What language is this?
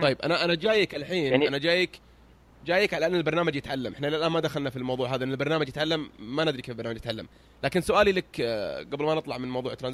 Arabic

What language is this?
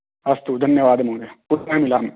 Sanskrit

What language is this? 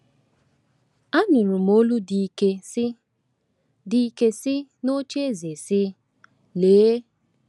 Igbo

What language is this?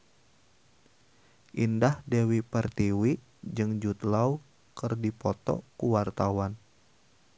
Sundanese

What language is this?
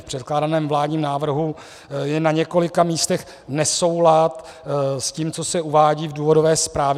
Czech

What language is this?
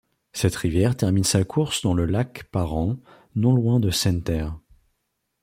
French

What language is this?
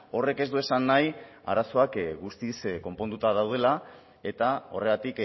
Basque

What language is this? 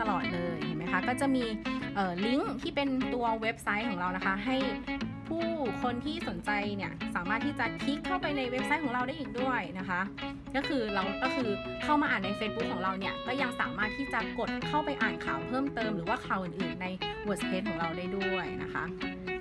Thai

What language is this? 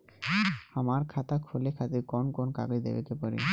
Bhojpuri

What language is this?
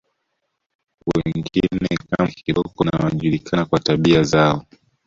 Swahili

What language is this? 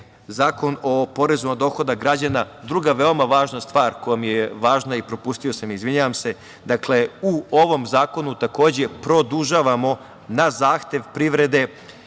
Serbian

